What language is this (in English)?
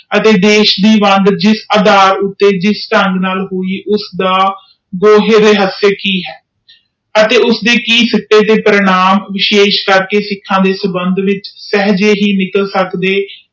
Punjabi